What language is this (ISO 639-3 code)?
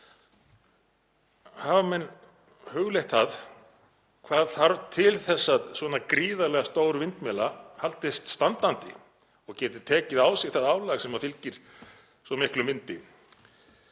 isl